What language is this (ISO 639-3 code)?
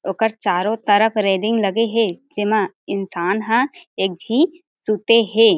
hne